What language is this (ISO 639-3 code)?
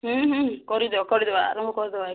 ori